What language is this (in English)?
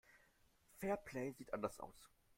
German